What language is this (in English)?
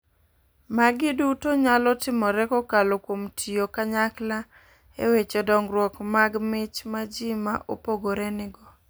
Luo (Kenya and Tanzania)